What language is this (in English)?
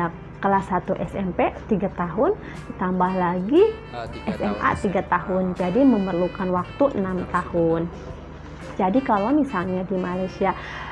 Indonesian